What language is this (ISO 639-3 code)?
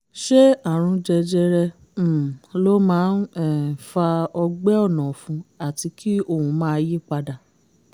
yor